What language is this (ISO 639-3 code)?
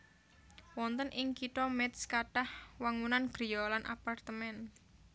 jav